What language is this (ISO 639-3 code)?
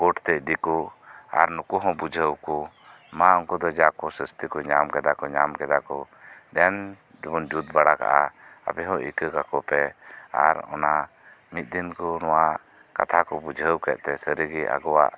sat